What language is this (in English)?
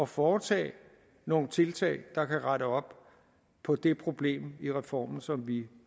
Danish